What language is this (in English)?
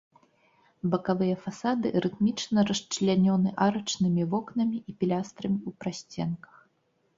Belarusian